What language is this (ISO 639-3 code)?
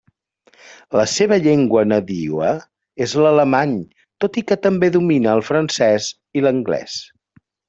cat